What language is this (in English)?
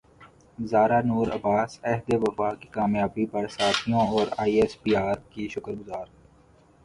Urdu